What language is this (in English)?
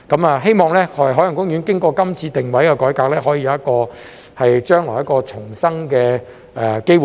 Cantonese